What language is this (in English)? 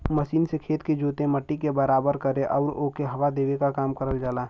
Bhojpuri